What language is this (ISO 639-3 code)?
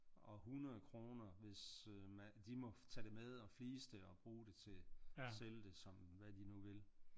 dan